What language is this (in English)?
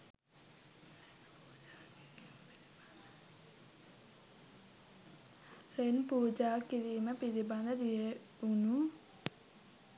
Sinhala